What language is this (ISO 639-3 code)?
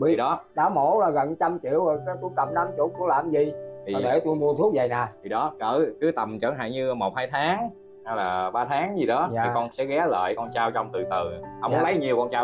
vie